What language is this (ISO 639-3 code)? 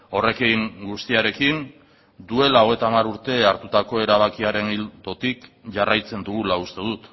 eus